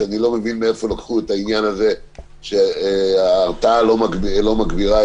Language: Hebrew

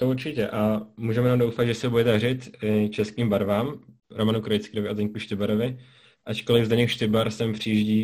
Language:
Czech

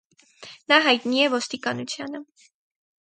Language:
Armenian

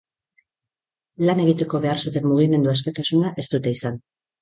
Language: Basque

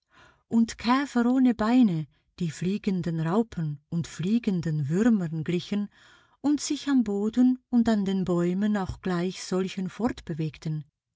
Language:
German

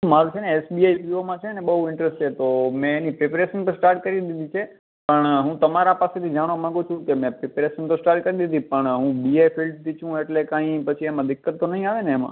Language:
Gujarati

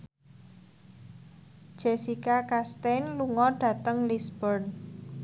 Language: Javanese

